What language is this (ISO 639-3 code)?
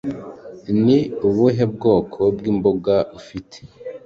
kin